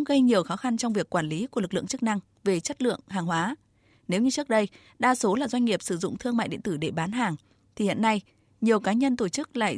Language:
Vietnamese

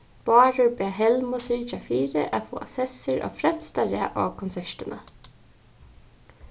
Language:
Faroese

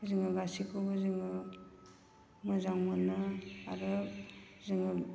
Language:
Bodo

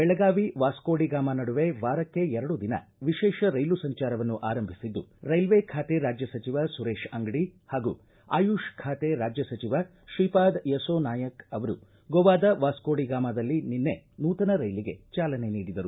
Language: Kannada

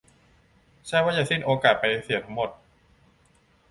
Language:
Thai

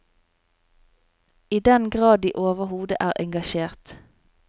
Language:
Norwegian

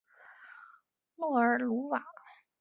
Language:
Chinese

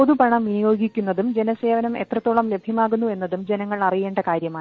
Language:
Malayalam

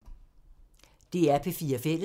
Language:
Danish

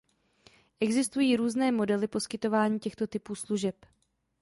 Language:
Czech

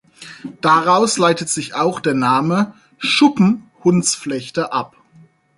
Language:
German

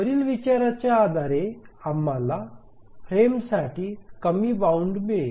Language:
Marathi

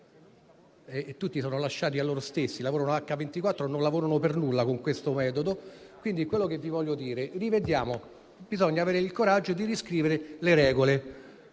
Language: Italian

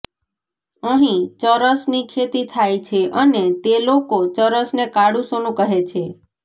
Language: Gujarati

